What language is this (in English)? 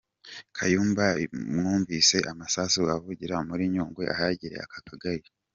Kinyarwanda